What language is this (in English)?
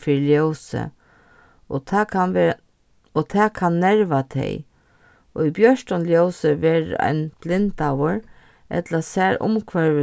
Faroese